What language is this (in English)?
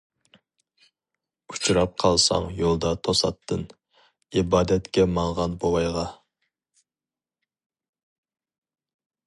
Uyghur